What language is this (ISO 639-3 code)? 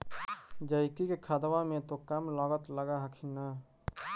mag